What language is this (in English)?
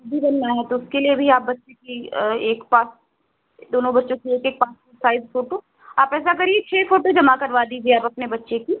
Hindi